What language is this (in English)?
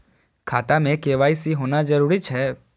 Maithili